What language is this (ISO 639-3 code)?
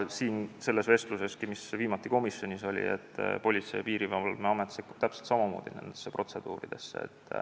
est